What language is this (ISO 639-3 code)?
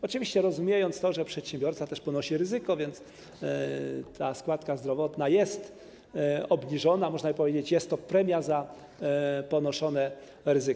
pol